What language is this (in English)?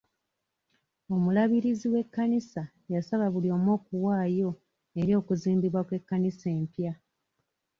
Ganda